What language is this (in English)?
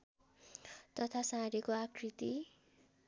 Nepali